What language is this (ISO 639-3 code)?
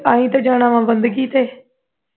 pan